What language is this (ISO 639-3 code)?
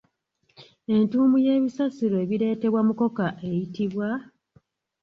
lug